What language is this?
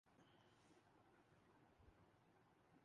Urdu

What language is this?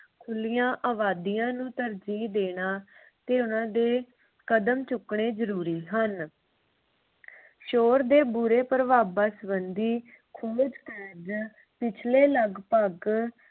Punjabi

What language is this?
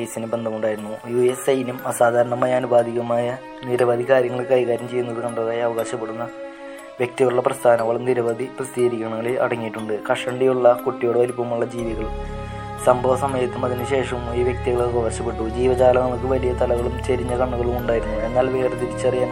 Malayalam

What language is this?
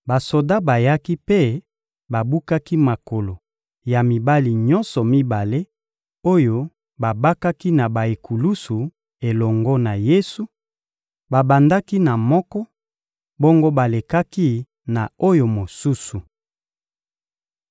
Lingala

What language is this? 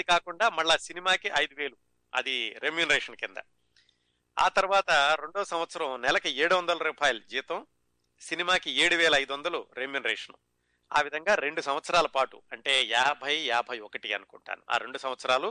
Telugu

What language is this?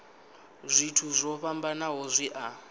Venda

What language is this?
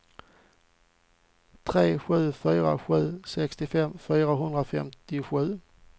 Swedish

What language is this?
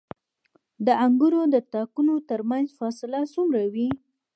Pashto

